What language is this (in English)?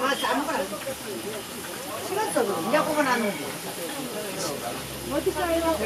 Korean